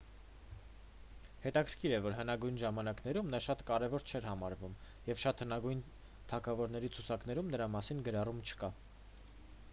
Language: Armenian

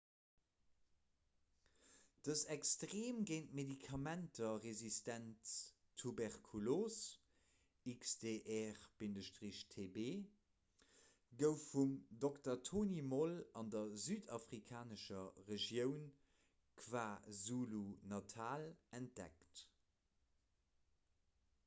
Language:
Luxembourgish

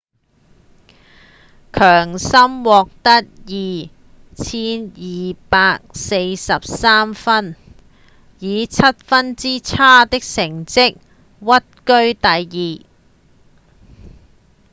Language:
Cantonese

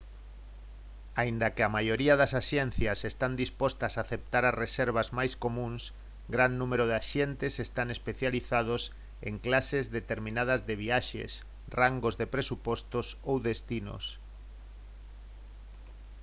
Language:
Galician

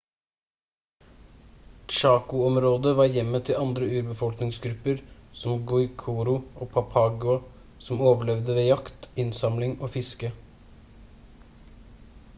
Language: Norwegian Bokmål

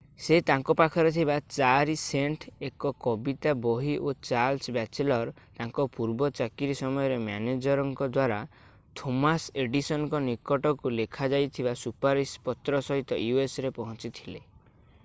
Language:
Odia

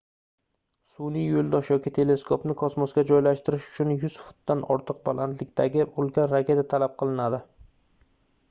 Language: Uzbek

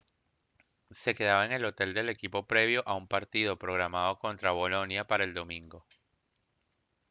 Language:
Spanish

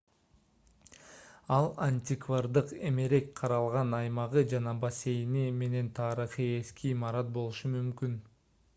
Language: Kyrgyz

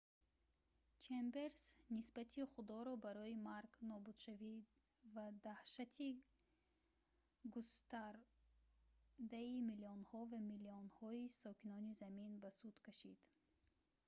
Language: Tajik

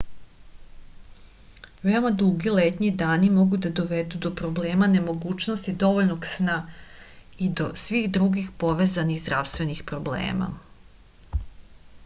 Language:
Serbian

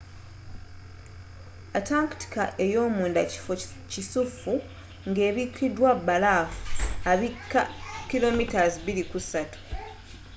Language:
Ganda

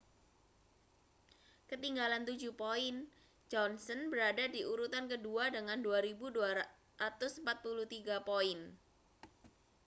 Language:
Indonesian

